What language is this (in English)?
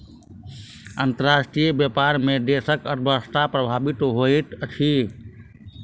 Maithili